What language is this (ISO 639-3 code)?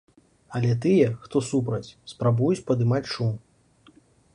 bel